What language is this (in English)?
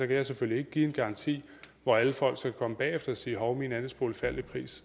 Danish